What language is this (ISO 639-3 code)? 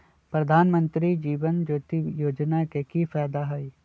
mag